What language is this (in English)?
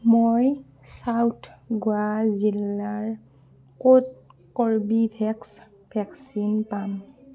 Assamese